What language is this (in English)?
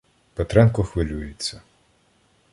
Ukrainian